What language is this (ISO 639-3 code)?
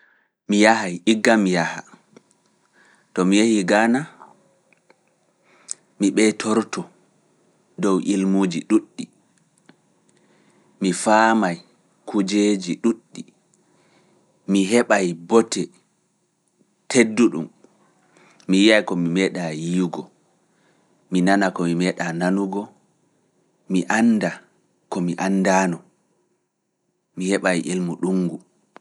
ful